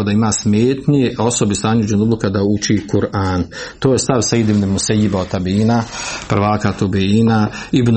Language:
Croatian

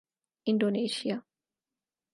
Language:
Urdu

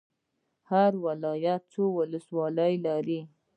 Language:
Pashto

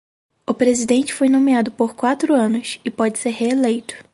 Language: Portuguese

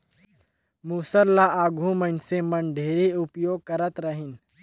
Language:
Chhattisgarhi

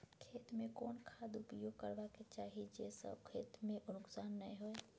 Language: Maithili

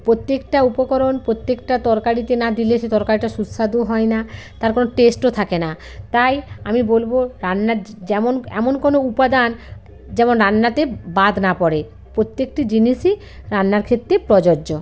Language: Bangla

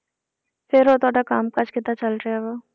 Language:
Punjabi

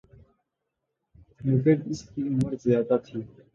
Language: Urdu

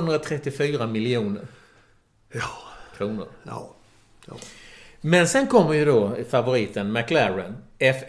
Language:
Swedish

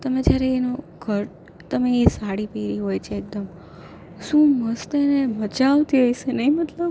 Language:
Gujarati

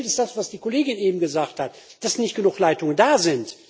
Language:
German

